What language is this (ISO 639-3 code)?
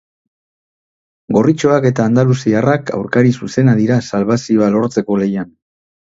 eus